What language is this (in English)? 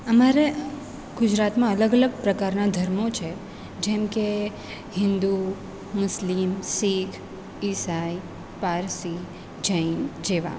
Gujarati